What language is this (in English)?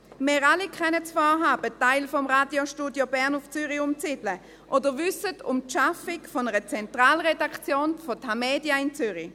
Swiss German